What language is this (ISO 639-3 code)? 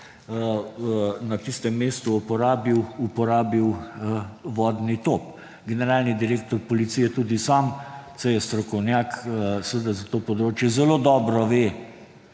slv